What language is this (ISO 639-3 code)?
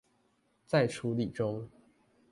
zho